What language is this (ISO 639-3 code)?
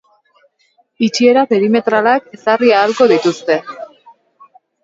eus